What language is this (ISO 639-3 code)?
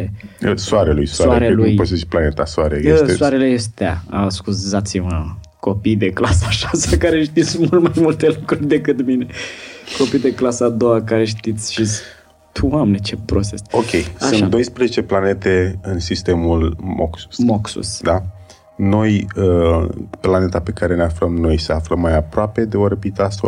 ron